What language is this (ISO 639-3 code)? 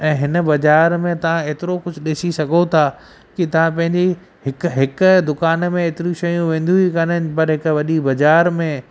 snd